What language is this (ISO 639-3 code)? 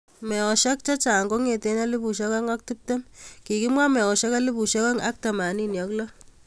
kln